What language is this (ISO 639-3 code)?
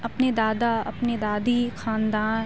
urd